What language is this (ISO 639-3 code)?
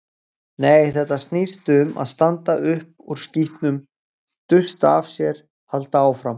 isl